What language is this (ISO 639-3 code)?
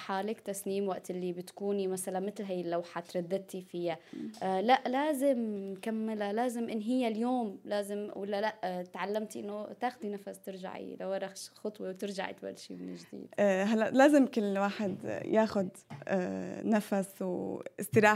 ara